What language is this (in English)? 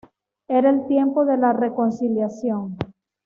Spanish